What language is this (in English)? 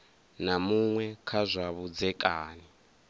Venda